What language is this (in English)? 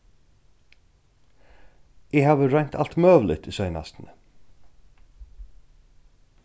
Faroese